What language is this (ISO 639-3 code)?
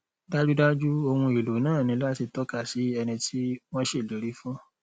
yor